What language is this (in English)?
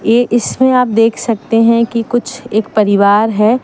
Hindi